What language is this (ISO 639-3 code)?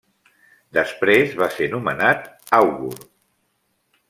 cat